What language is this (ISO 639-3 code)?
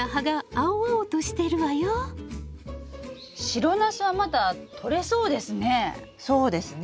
jpn